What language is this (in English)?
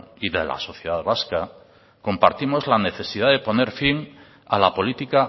Spanish